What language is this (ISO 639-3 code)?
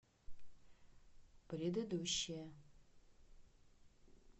rus